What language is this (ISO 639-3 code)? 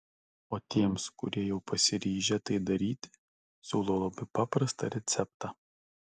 lit